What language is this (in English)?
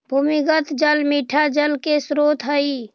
Magahi